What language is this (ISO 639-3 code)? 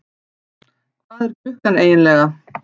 isl